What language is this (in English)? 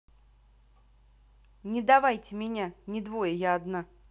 Russian